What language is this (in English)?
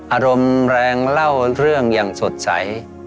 Thai